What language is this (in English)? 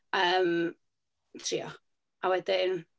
Welsh